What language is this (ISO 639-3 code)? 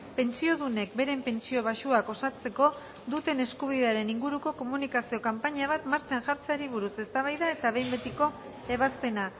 eus